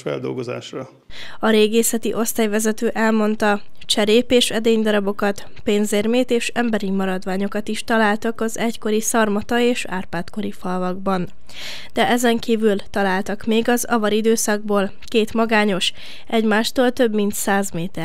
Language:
Hungarian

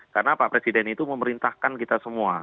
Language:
Indonesian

